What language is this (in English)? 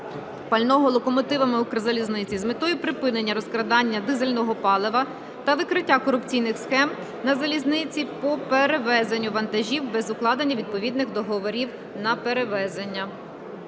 Ukrainian